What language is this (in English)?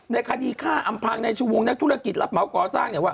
Thai